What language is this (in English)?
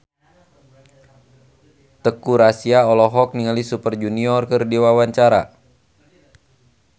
Sundanese